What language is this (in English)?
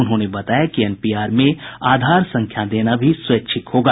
Hindi